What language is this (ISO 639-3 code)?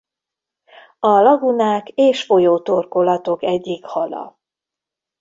hun